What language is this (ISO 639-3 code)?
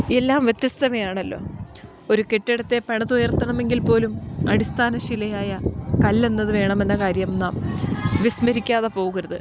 mal